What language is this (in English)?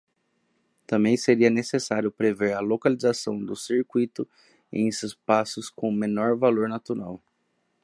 Portuguese